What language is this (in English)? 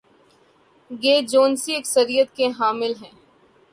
Urdu